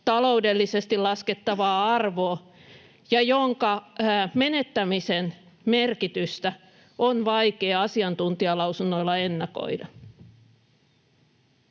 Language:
Finnish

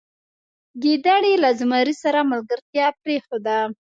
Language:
Pashto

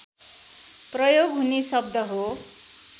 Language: Nepali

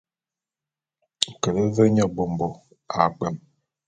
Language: Bulu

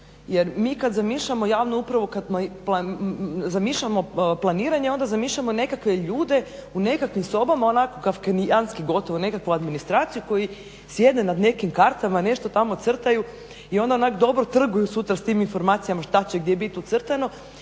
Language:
Croatian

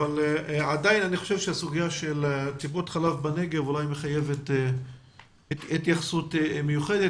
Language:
Hebrew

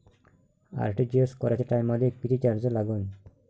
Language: Marathi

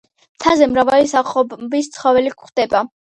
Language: Georgian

